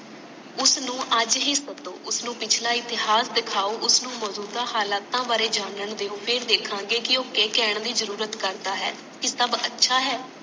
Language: Punjabi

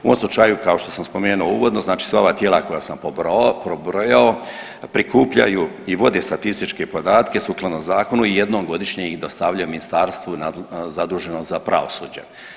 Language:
Croatian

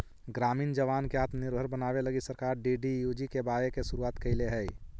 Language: Magahi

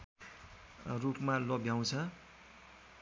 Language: Nepali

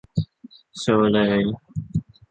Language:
Thai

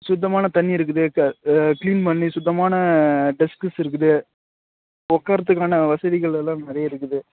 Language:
Tamil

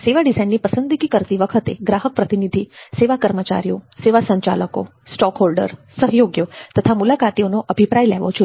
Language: Gujarati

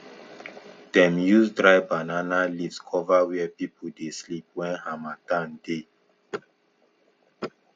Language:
Nigerian Pidgin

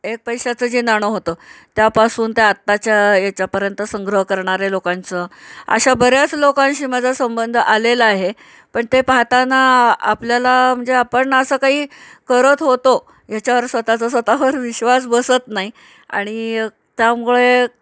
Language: Marathi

